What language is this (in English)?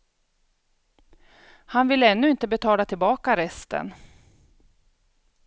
Swedish